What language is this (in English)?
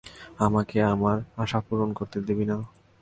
Bangla